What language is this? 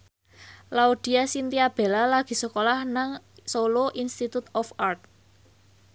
Javanese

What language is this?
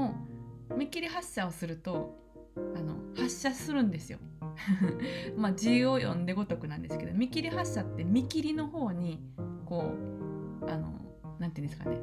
Japanese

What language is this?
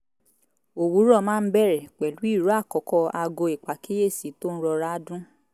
Yoruba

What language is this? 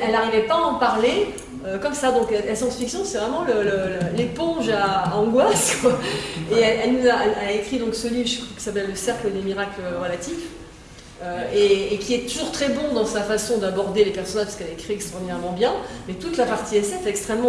French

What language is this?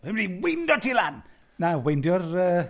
Welsh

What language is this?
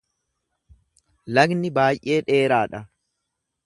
Oromo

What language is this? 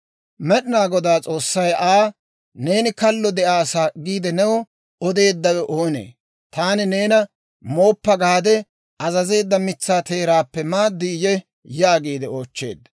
Dawro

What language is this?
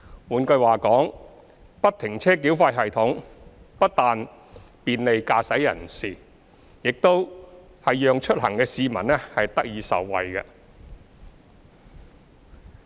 Cantonese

